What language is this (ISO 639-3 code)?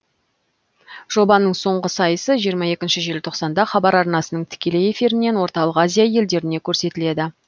kaz